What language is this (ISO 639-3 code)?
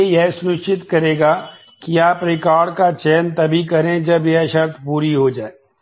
hin